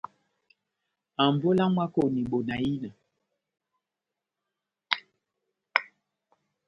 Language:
Batanga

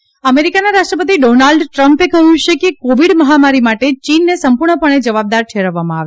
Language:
Gujarati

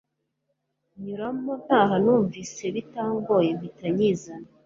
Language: Kinyarwanda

